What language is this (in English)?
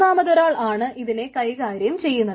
Malayalam